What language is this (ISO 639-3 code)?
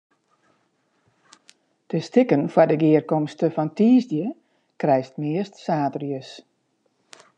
fry